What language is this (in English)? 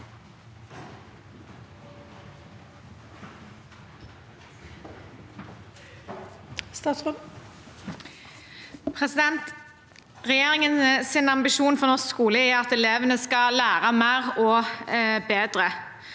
Norwegian